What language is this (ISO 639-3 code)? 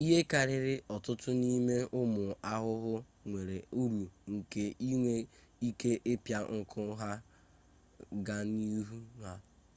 ibo